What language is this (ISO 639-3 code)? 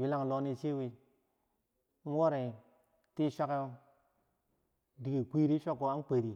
bsj